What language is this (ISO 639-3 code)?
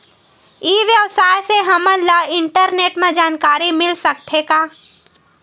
hne